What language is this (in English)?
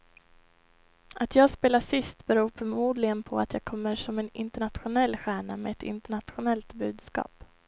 Swedish